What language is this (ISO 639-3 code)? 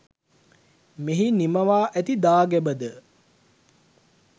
sin